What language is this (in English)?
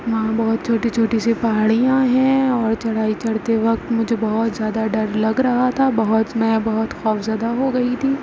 Urdu